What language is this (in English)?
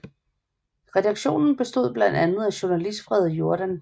Danish